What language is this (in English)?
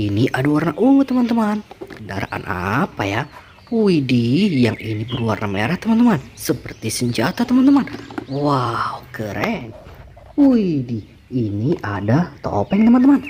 Indonesian